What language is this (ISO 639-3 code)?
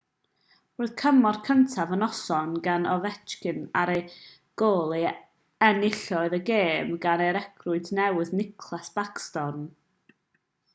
cym